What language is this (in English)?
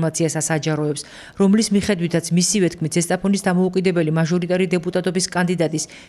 Turkish